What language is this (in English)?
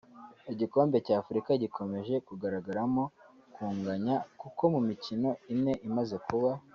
Kinyarwanda